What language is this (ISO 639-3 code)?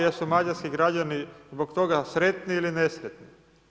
hrv